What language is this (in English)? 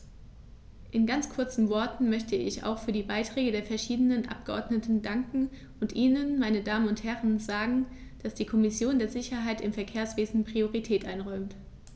German